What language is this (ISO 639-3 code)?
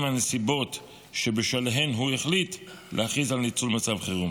heb